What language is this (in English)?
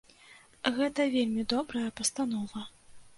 Belarusian